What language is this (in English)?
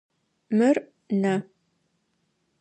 Adyghe